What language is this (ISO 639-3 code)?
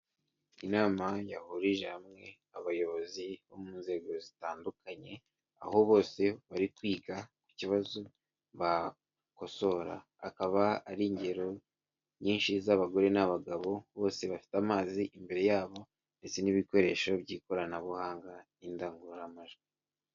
kin